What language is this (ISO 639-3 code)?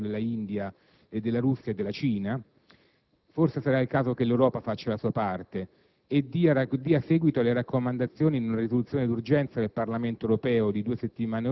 ita